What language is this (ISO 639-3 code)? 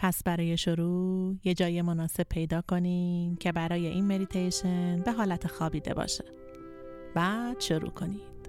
fas